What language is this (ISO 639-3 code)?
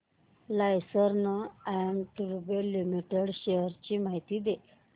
mar